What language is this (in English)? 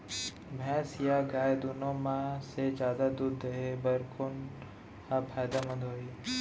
Chhattisgarhi